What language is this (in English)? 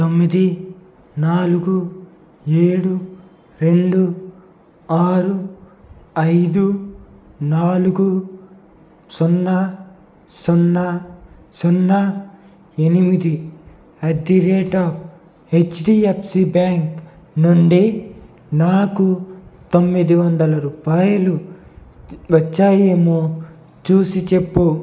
Telugu